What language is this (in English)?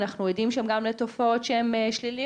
Hebrew